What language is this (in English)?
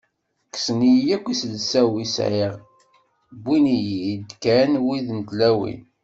Kabyle